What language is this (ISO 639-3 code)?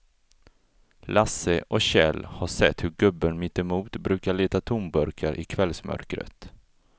swe